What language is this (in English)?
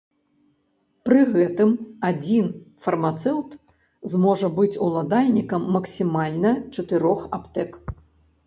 Belarusian